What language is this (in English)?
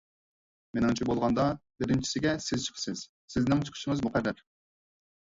Uyghur